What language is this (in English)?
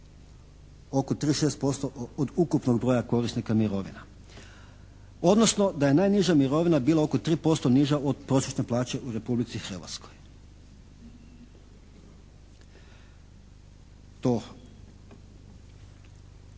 Croatian